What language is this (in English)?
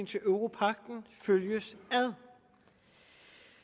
Danish